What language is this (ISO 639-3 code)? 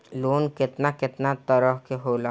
bho